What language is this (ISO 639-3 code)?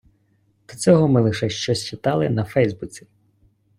ukr